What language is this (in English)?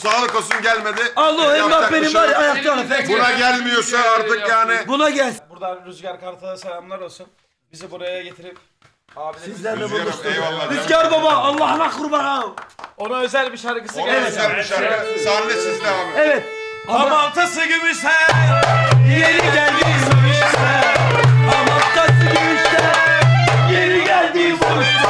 Turkish